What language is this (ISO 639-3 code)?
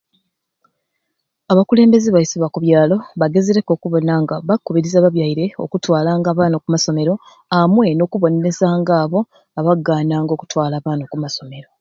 ruc